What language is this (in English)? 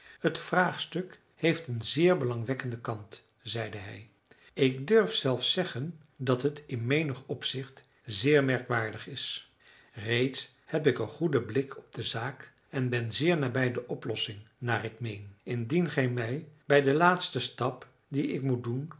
Dutch